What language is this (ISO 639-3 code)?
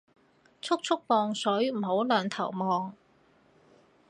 yue